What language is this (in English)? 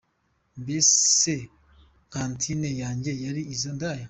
Kinyarwanda